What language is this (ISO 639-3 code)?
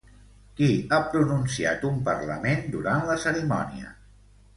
cat